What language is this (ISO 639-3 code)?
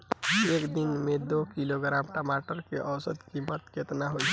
bho